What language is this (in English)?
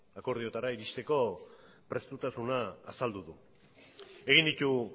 Basque